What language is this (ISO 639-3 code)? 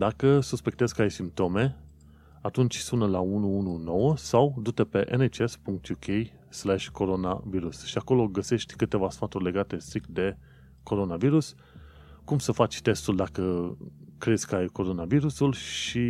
ron